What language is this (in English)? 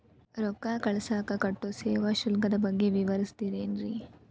Kannada